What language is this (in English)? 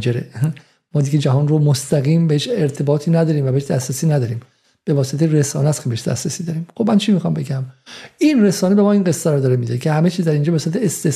Persian